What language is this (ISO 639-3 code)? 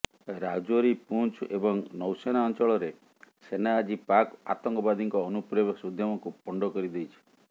ori